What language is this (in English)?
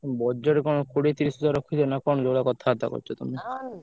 Odia